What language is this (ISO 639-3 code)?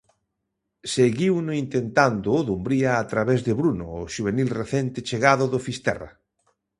glg